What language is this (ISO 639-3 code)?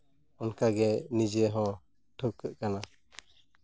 sat